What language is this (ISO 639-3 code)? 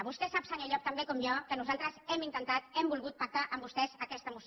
cat